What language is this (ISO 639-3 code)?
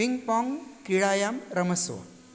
san